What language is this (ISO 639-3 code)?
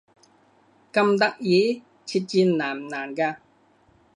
yue